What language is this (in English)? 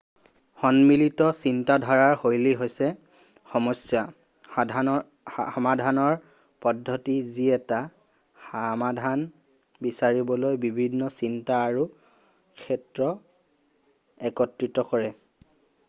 Assamese